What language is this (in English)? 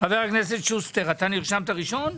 Hebrew